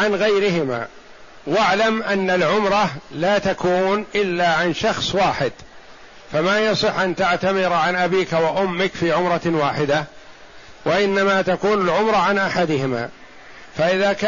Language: Arabic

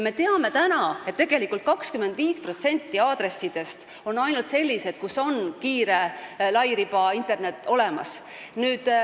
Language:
Estonian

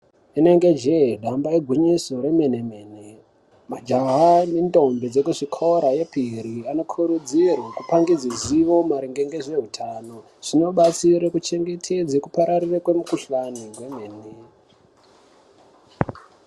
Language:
Ndau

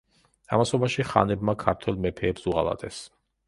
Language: Georgian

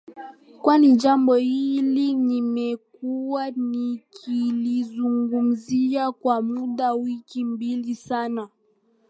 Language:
Swahili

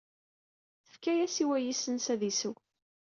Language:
Kabyle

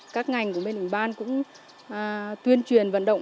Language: Vietnamese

